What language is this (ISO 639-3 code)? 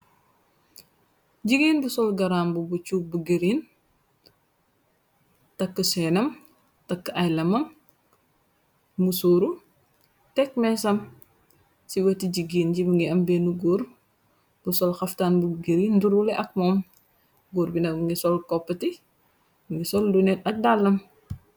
wol